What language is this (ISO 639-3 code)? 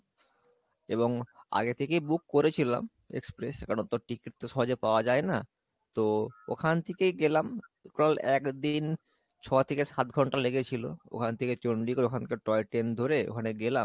ben